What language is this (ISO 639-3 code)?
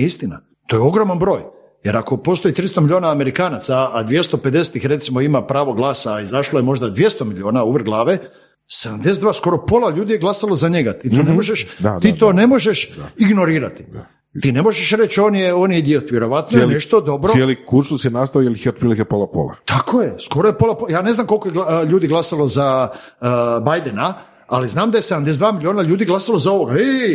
hrv